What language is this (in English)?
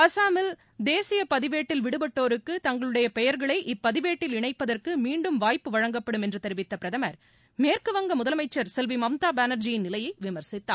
Tamil